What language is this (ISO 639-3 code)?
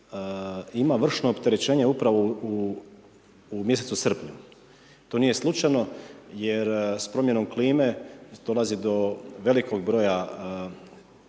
hrv